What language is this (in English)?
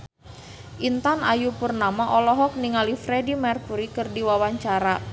Sundanese